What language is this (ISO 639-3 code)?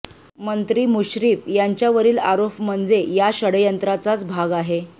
mar